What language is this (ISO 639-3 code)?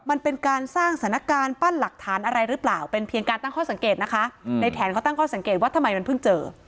tha